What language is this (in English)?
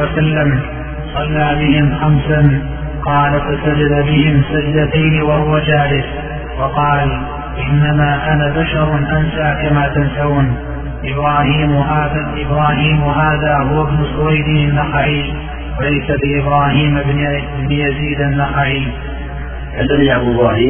Arabic